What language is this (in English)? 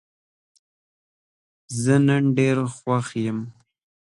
Pashto